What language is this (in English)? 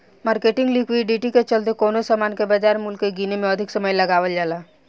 Bhojpuri